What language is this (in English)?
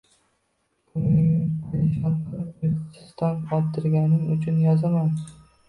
Uzbek